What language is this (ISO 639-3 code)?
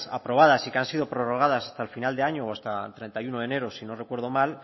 spa